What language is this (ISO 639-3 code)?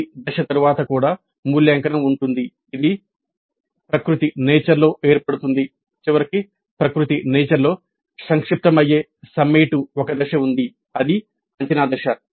tel